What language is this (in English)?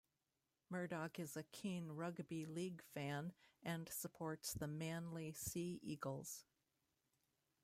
English